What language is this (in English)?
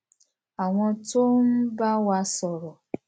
Yoruba